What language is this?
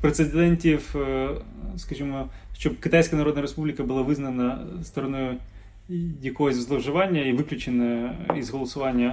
Ukrainian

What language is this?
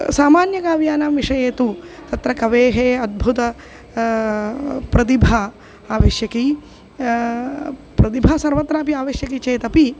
Sanskrit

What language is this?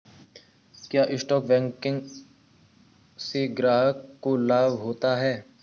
Hindi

